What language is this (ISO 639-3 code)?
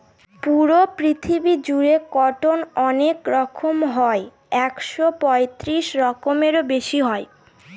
ben